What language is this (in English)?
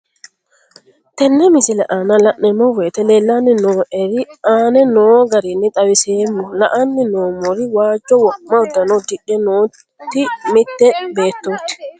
Sidamo